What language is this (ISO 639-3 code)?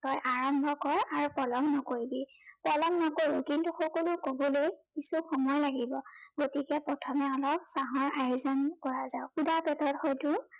asm